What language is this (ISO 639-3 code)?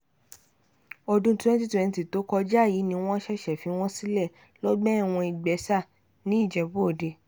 yor